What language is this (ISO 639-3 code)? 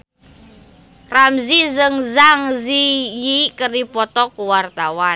sun